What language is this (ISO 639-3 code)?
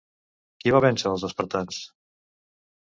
cat